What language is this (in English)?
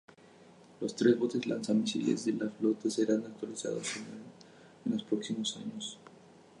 Spanish